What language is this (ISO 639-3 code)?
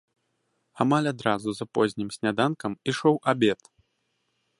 bel